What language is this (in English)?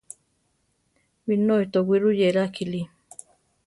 Central Tarahumara